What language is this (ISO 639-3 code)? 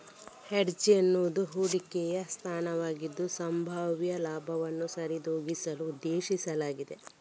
kan